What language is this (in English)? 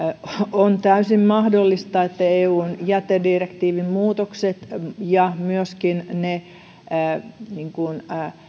Finnish